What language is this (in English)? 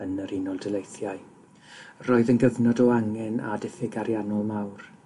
Welsh